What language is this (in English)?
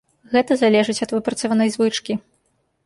Belarusian